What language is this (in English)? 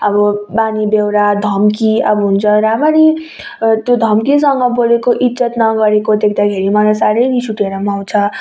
Nepali